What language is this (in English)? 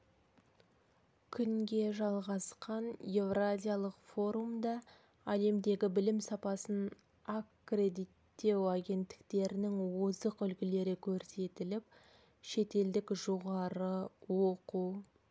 Kazakh